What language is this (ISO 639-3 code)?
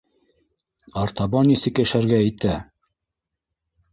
bak